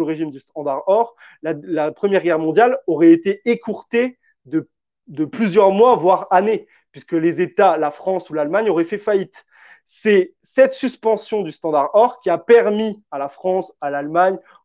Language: French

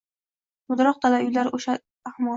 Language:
Uzbek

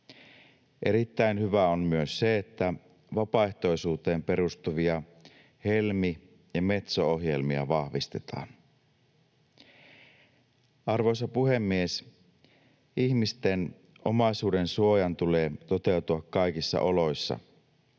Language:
Finnish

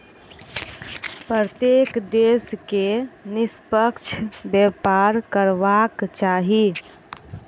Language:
Maithili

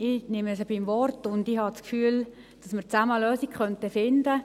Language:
Swiss German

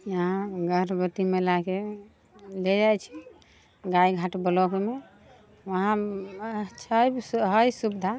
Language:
Maithili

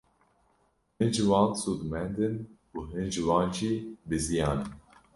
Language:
Kurdish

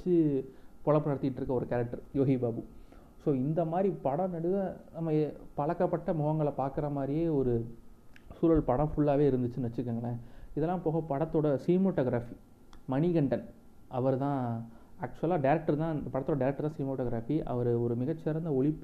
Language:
Tamil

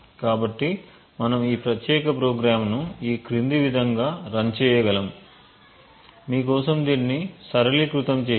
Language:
Telugu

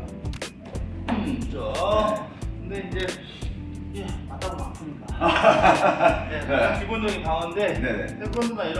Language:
Korean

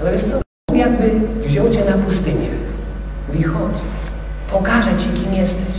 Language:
Polish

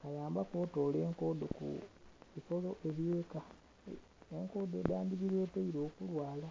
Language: Soga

